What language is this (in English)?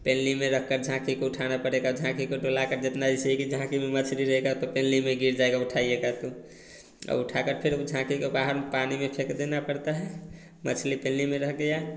Hindi